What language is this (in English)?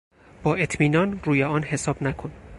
Persian